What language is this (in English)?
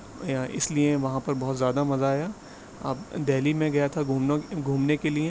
Urdu